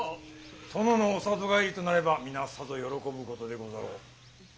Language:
Japanese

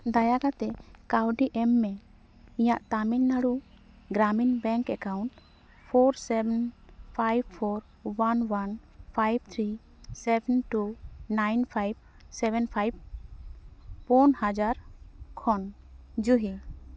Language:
Santali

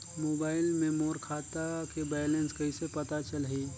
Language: Chhattisgarhi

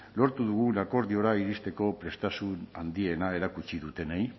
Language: Basque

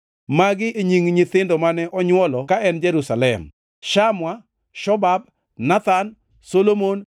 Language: Luo (Kenya and Tanzania)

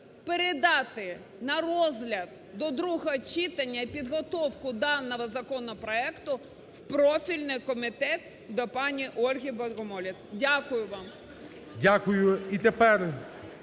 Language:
Ukrainian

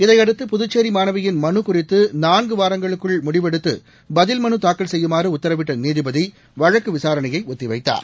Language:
Tamil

